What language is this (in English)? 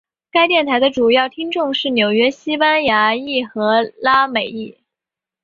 Chinese